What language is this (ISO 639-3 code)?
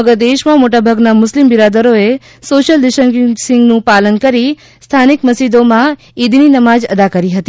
guj